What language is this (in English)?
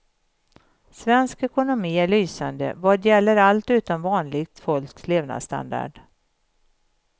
Swedish